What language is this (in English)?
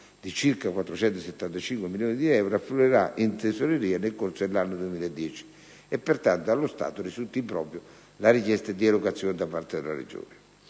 Italian